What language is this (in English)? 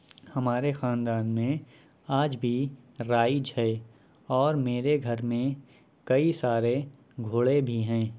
Urdu